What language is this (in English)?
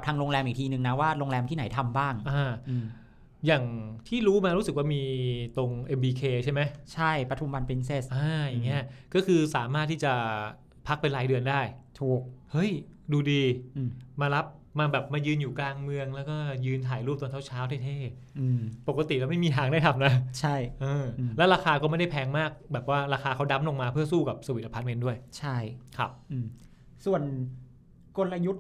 Thai